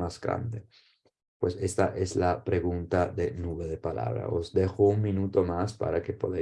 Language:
Spanish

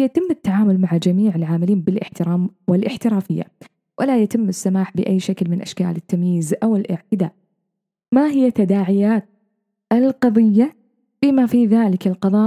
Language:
Arabic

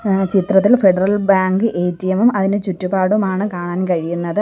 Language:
Malayalam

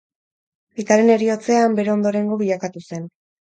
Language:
Basque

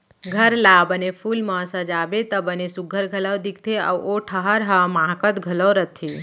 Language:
Chhattisgarhi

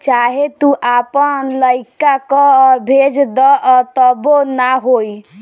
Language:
Bhojpuri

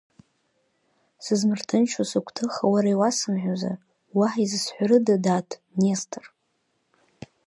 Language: Abkhazian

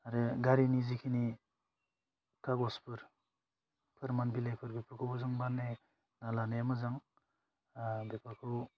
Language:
Bodo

